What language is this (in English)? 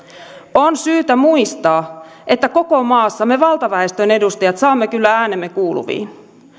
Finnish